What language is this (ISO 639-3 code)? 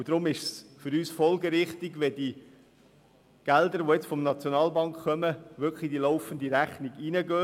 gsw